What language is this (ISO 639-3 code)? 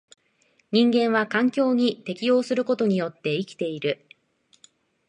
jpn